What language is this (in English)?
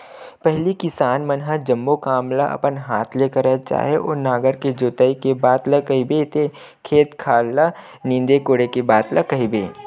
Chhattisgarhi